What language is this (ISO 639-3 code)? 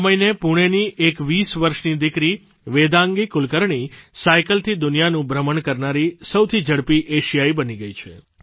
guj